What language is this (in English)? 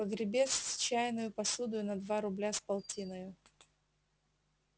Russian